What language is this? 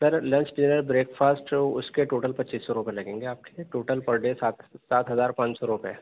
Urdu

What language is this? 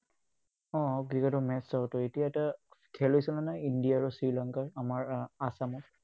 Assamese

